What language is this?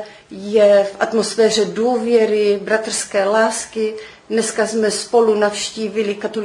Czech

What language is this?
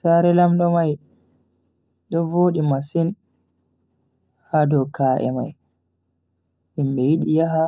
Bagirmi Fulfulde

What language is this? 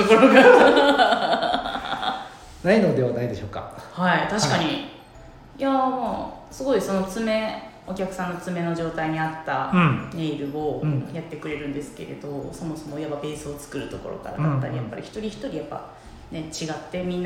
Japanese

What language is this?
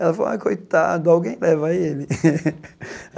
Portuguese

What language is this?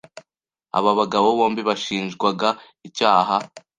Kinyarwanda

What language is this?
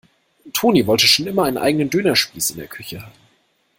German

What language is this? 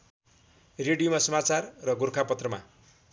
Nepali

